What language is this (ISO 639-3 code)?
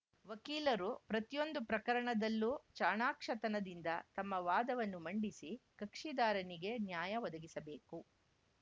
kan